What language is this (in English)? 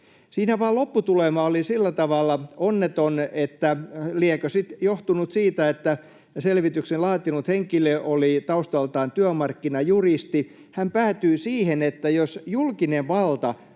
Finnish